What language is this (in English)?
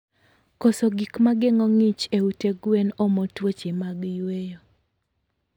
Luo (Kenya and Tanzania)